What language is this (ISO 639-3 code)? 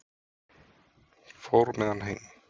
isl